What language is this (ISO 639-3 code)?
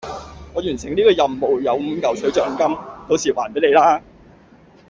yue